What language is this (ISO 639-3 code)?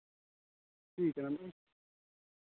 doi